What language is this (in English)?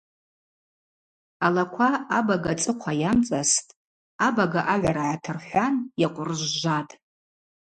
Abaza